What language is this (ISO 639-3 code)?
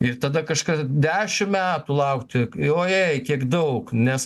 lit